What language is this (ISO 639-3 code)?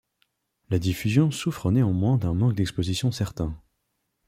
fra